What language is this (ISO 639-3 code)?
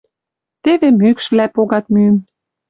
mrj